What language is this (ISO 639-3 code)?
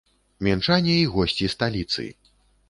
bel